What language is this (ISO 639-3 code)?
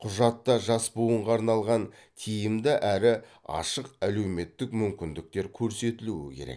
kaz